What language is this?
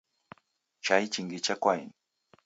Taita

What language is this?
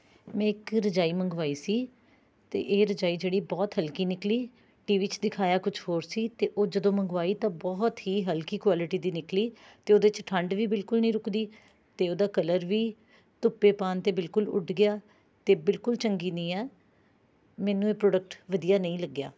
Punjabi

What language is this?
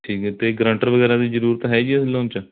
Punjabi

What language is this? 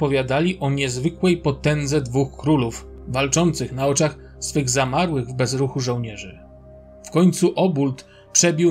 Polish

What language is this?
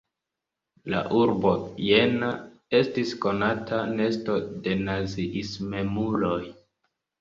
Esperanto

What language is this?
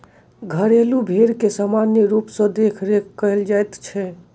Maithili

